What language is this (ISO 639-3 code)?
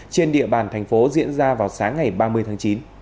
vie